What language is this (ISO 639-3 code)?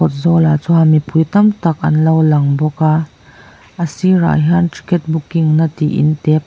lus